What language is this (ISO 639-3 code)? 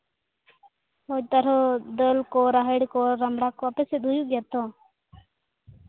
sat